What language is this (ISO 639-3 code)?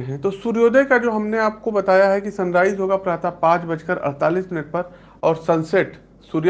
hin